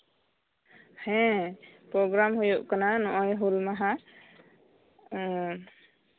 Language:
Santali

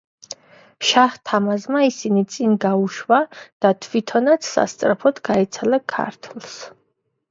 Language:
Georgian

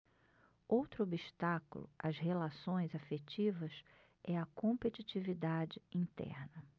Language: Portuguese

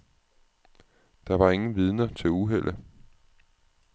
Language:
Danish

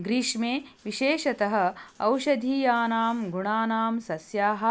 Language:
Sanskrit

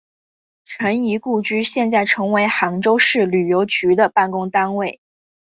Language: Chinese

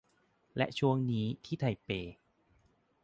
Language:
Thai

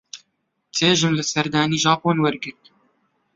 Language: Central Kurdish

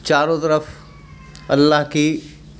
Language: Urdu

